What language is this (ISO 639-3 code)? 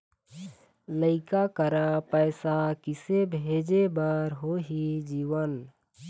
hne